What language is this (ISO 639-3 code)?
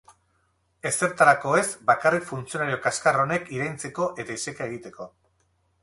eus